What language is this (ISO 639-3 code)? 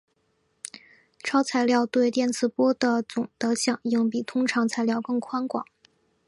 zho